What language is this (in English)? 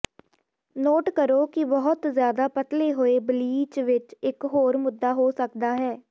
Punjabi